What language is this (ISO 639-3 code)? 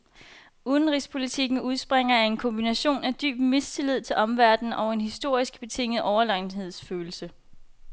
dan